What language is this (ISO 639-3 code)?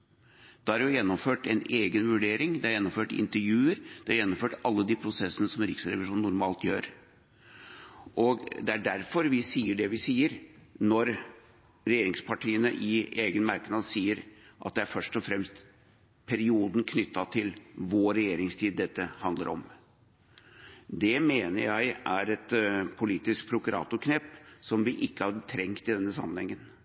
nob